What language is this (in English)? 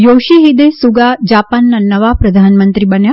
Gujarati